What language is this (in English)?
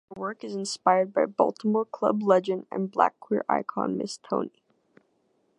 English